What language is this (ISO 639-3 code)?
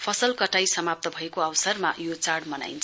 nep